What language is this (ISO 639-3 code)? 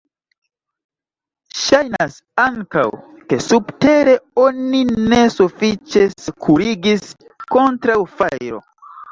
epo